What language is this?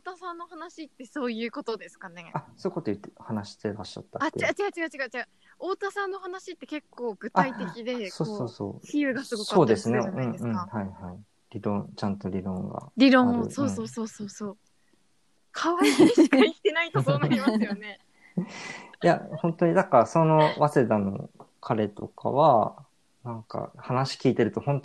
Japanese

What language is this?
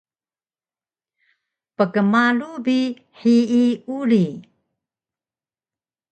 Taroko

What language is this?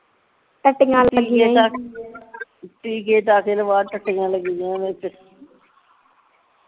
Punjabi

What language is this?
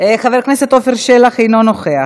Hebrew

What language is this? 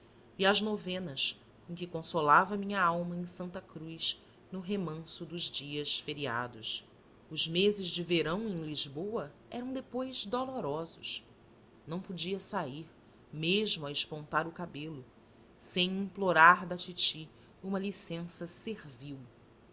Portuguese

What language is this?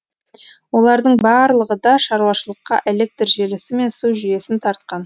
Kazakh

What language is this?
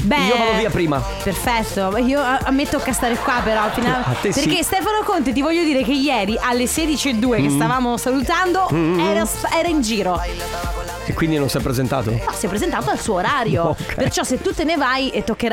Italian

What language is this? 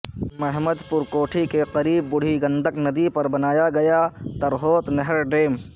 Urdu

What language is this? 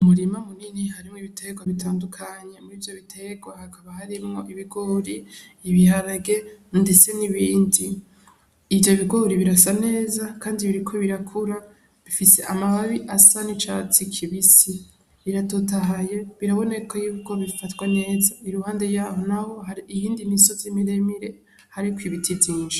Rundi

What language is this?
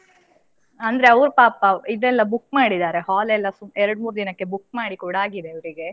Kannada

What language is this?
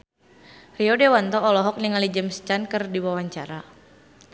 Sundanese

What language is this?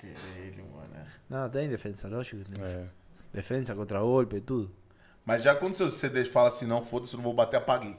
Portuguese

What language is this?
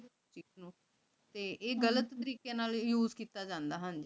Punjabi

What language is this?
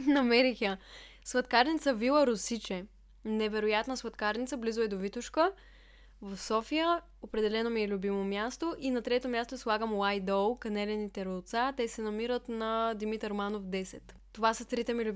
Bulgarian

